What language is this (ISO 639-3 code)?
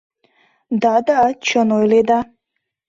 chm